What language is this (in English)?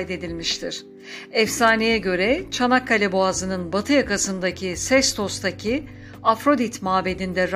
Turkish